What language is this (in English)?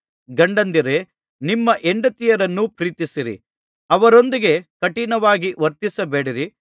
Kannada